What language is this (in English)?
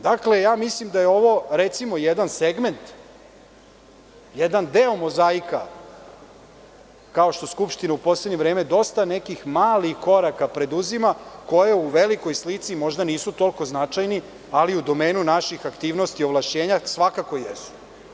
Serbian